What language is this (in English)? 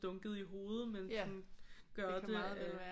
Danish